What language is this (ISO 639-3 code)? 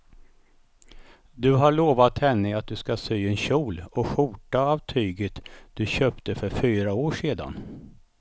swe